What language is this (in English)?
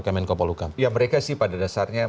Indonesian